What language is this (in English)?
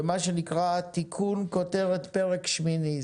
Hebrew